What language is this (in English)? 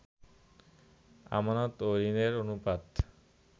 Bangla